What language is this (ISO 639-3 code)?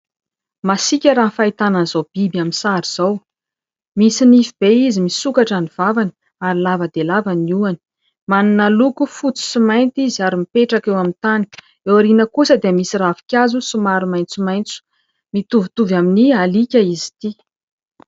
mlg